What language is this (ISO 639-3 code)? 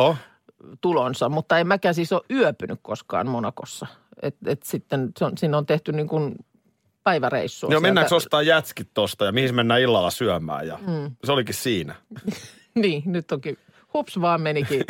fin